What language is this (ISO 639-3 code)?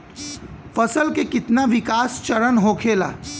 bho